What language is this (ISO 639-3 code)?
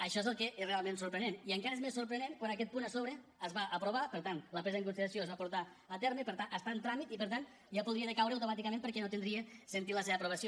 cat